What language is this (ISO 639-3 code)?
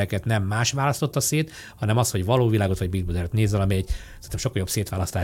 hun